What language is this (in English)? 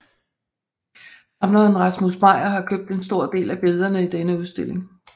Danish